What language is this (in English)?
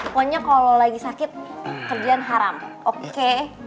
Indonesian